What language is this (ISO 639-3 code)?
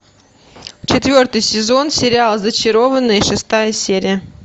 rus